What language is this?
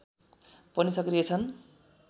Nepali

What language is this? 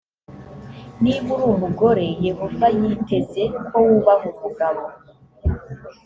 Kinyarwanda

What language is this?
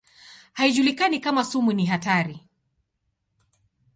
Swahili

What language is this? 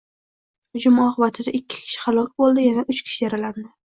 Uzbek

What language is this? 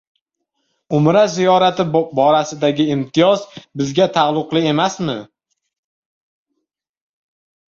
Uzbek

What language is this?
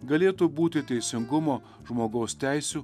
Lithuanian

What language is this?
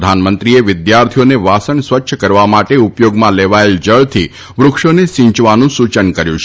Gujarati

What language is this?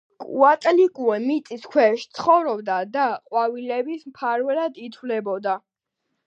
Georgian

